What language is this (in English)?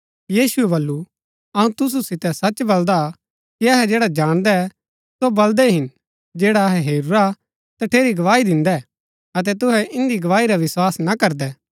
Gaddi